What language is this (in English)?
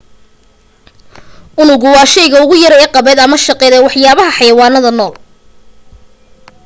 Somali